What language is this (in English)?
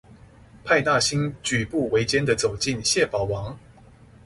Chinese